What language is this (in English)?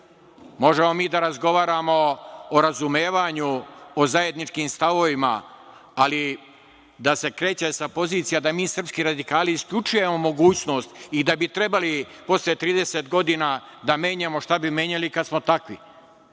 Serbian